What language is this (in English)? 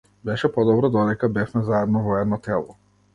Macedonian